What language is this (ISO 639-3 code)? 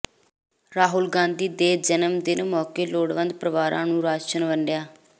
pan